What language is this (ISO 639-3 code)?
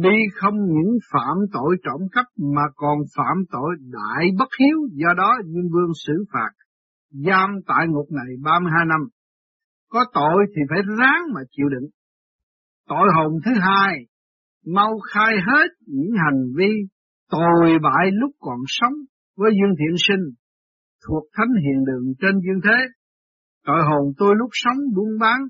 vie